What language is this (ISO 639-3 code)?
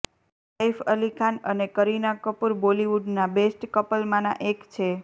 guj